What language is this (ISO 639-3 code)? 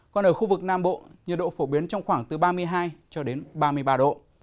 vie